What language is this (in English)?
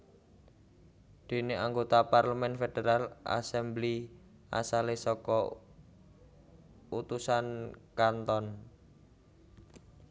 Javanese